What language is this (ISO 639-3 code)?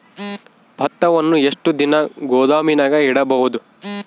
kan